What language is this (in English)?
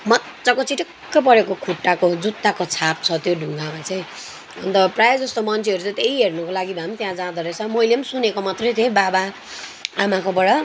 Nepali